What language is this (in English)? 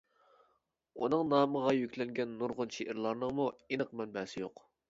Uyghur